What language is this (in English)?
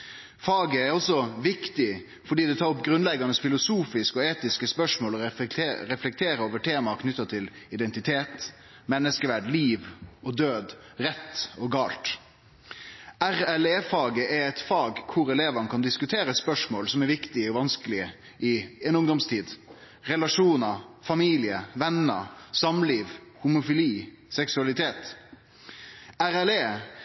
Norwegian Nynorsk